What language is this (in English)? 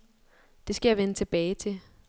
Danish